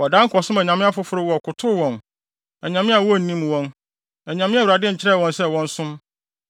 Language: Akan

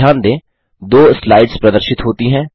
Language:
Hindi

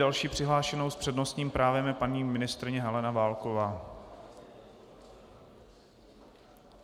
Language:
Czech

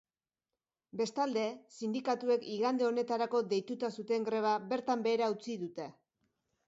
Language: Basque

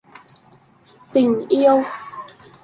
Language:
Vietnamese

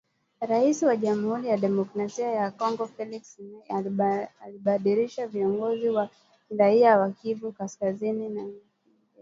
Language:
Swahili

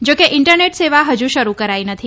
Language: Gujarati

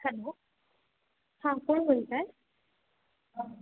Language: Marathi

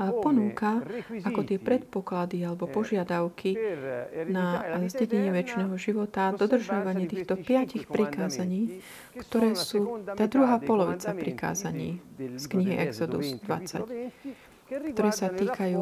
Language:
Slovak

